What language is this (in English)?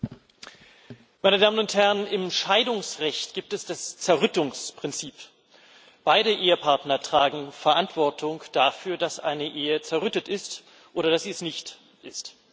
German